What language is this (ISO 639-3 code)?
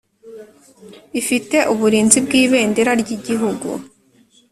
kin